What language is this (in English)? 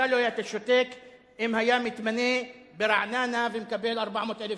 Hebrew